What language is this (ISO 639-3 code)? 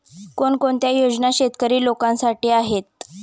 mar